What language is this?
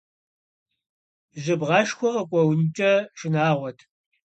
Kabardian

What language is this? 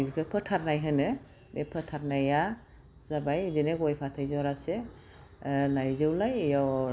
Bodo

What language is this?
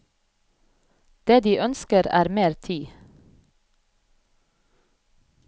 Norwegian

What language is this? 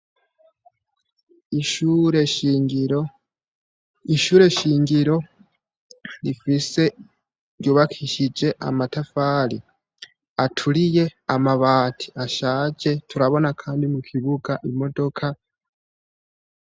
Rundi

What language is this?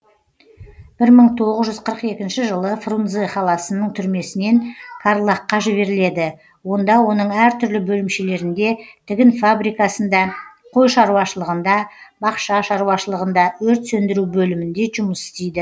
Kazakh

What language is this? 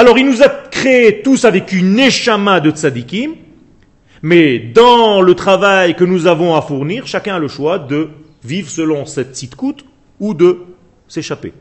French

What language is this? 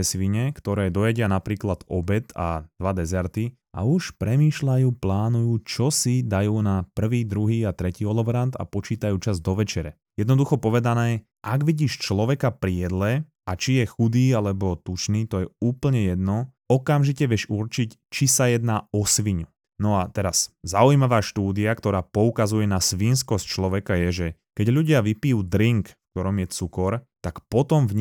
Slovak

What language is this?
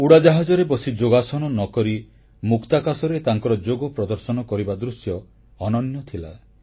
Odia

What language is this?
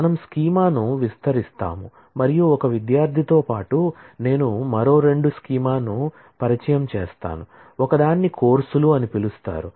Telugu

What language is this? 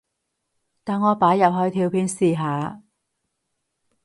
Cantonese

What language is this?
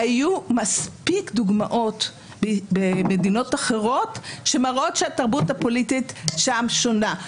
Hebrew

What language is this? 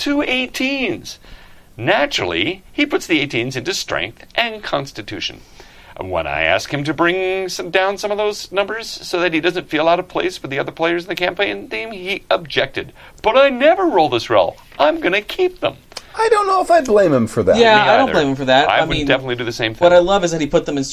English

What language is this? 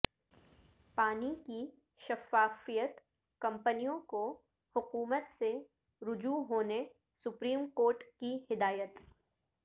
Urdu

